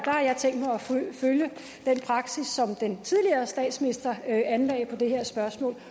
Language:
Danish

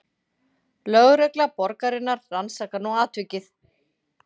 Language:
Icelandic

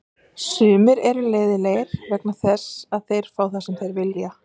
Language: Icelandic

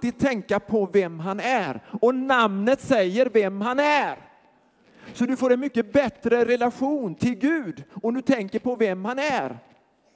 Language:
Swedish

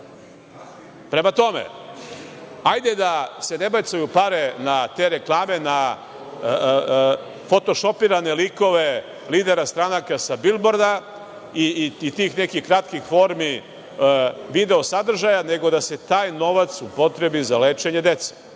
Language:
Serbian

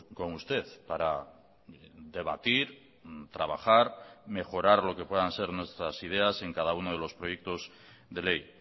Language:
Spanish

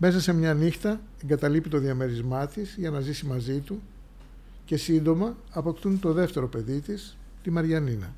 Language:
Greek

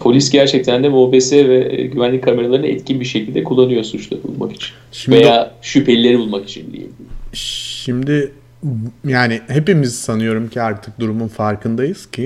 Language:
Turkish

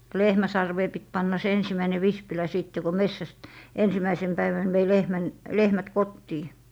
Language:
Finnish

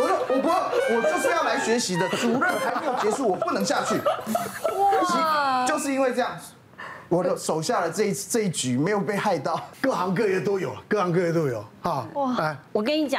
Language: Chinese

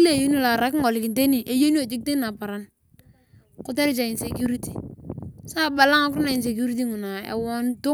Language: Turkana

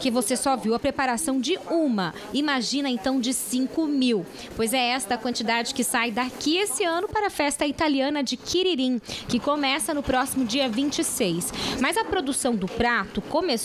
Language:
Portuguese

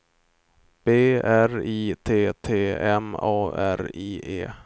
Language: Swedish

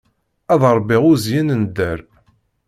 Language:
Kabyle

